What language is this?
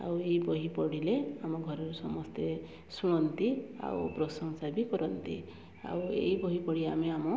Odia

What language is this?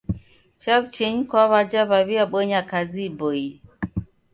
Taita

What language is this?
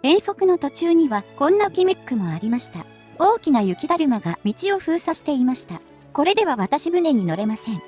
Japanese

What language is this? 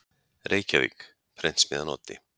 Icelandic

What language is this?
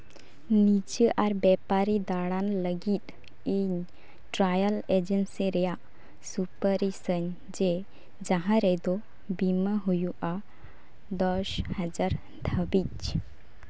Santali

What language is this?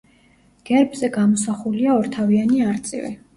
Georgian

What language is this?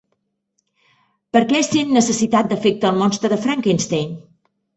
Catalan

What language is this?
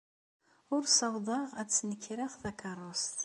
Kabyle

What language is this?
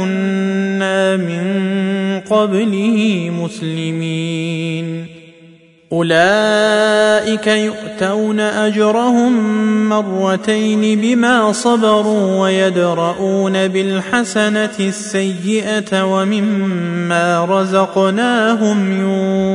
Arabic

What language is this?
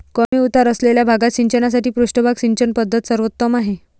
Marathi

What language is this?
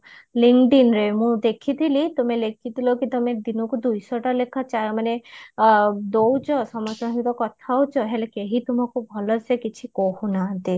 Odia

